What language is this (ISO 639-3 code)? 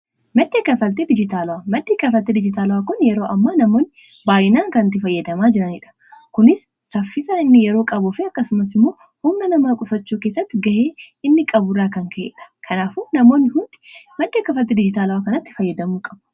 orm